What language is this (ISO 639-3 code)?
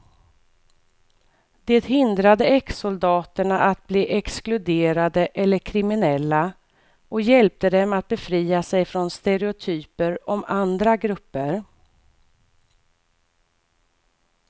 swe